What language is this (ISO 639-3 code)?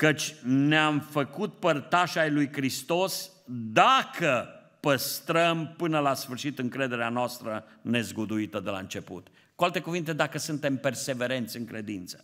ron